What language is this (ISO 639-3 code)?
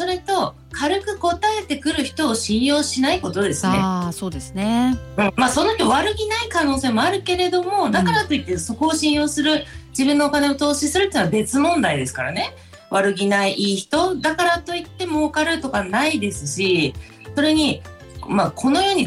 jpn